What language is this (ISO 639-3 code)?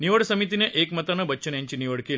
mar